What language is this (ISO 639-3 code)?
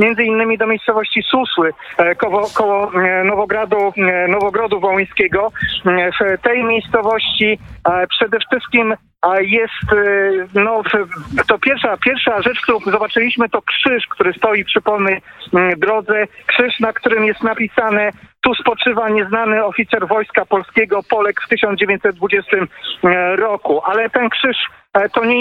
pol